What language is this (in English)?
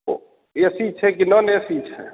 Maithili